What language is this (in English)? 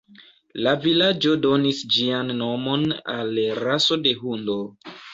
Esperanto